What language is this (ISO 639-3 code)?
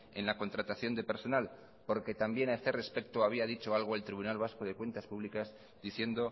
spa